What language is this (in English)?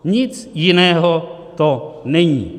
Czech